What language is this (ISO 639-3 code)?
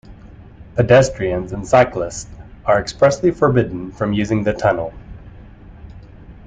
eng